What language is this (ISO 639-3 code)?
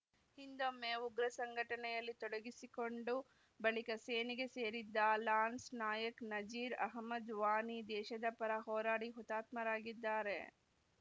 kan